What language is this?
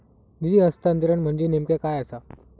Marathi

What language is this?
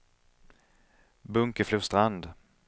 Swedish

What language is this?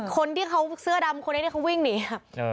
Thai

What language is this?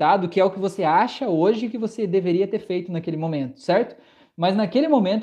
Portuguese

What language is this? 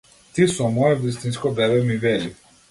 Macedonian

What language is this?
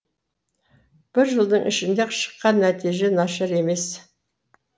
Kazakh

